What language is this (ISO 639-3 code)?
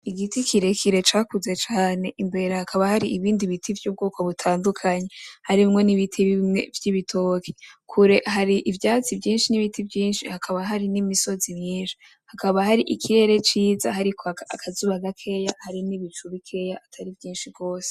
run